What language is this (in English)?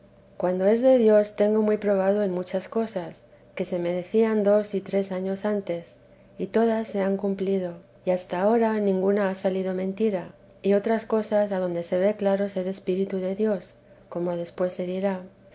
Spanish